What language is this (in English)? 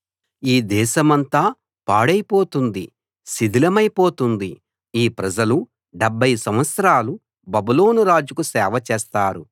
Telugu